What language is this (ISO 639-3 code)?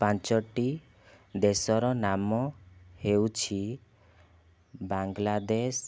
ori